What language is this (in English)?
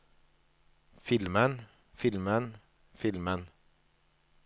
Norwegian